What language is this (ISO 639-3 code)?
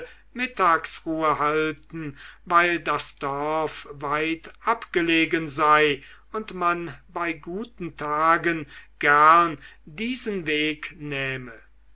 deu